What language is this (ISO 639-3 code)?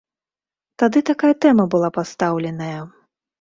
bel